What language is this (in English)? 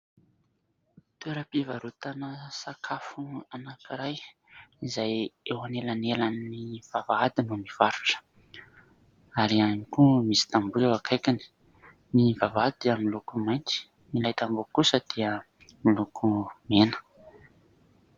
Malagasy